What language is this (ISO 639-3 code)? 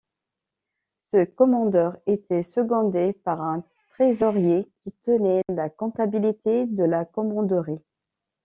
fra